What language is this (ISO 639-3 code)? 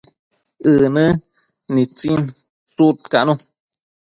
mcf